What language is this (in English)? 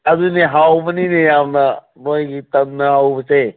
Manipuri